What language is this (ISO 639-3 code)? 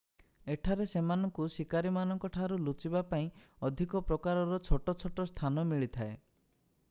ori